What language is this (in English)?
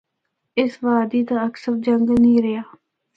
Northern Hindko